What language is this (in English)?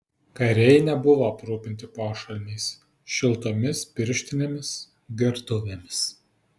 Lithuanian